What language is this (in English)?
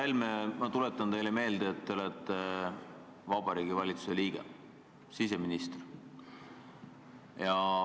Estonian